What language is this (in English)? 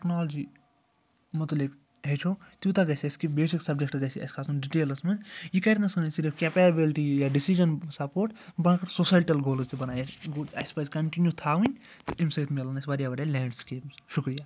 Kashmiri